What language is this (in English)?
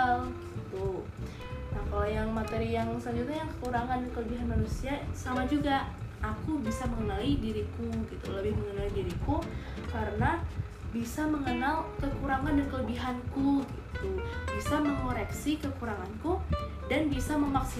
Indonesian